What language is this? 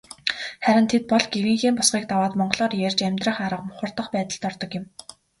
Mongolian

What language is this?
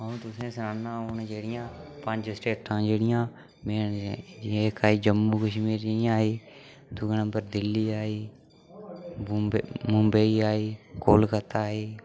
Dogri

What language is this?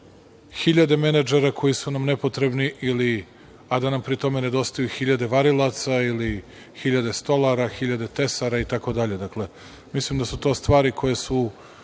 Serbian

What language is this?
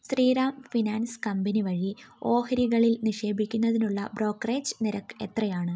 Malayalam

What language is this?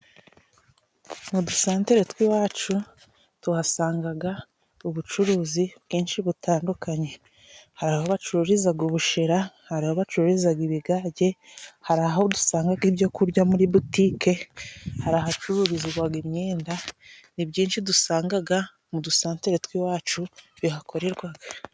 Kinyarwanda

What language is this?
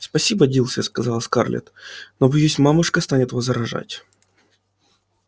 Russian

